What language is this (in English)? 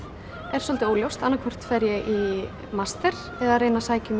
Icelandic